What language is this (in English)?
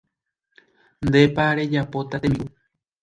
Guarani